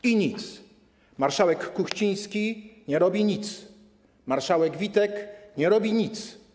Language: Polish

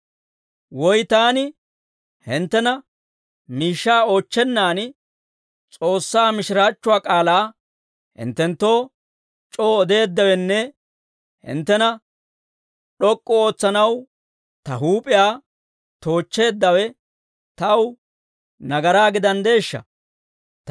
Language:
Dawro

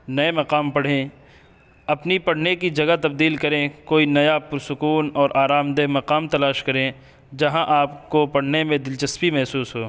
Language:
Urdu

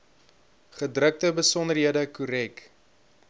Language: Afrikaans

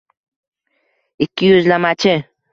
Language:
Uzbek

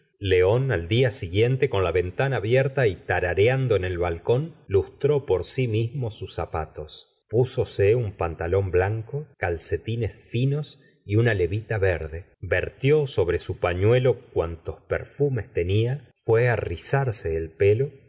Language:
Spanish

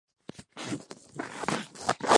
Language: Spanish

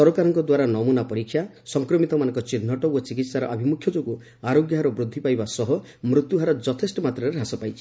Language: Odia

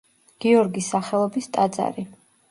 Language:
Georgian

